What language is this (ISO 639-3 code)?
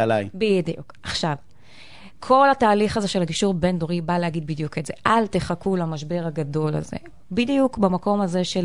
heb